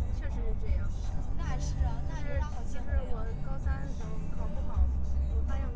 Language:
Chinese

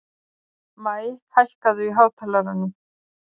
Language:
Icelandic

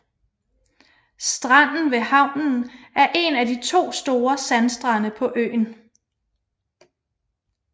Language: Danish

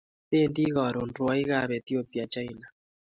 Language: Kalenjin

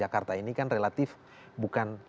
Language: Indonesian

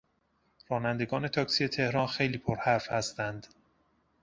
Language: Persian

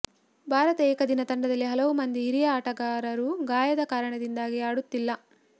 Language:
Kannada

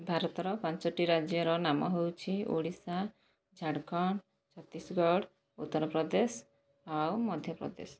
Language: Odia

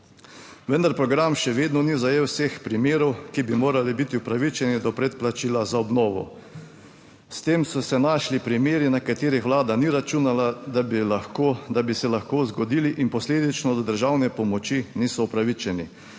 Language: Slovenian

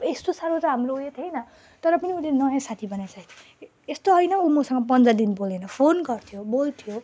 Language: Nepali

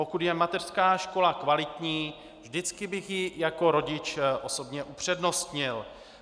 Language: Czech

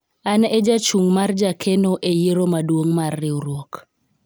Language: Luo (Kenya and Tanzania)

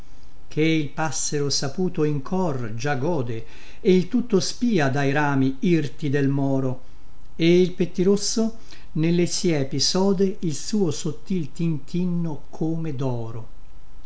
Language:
Italian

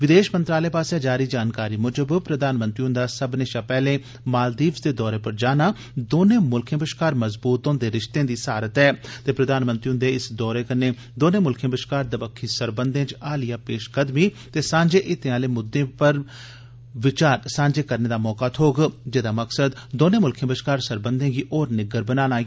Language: Dogri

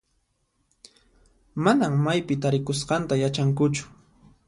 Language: Puno Quechua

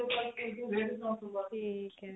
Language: Punjabi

